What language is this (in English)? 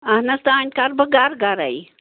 Kashmiri